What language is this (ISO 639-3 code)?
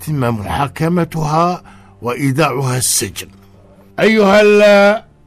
ara